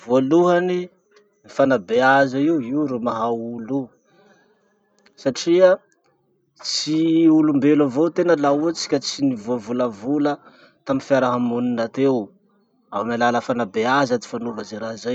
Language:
Masikoro Malagasy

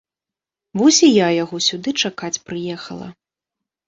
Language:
Belarusian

